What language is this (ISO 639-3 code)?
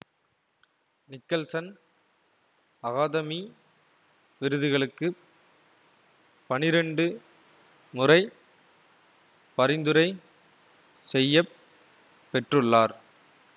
tam